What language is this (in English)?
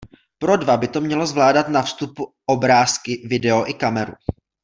Czech